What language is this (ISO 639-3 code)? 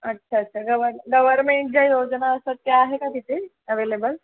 mar